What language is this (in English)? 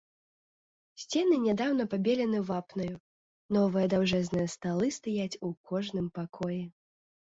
Belarusian